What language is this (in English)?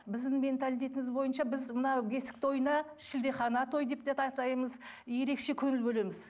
Kazakh